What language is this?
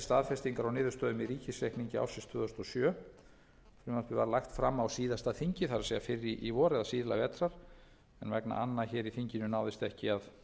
Icelandic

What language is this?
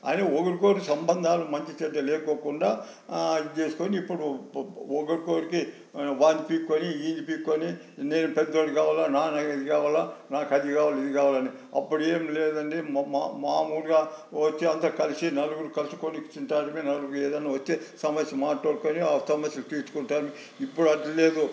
Telugu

